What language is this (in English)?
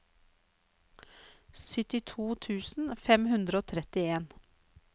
Norwegian